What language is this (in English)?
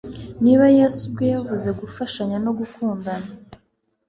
Kinyarwanda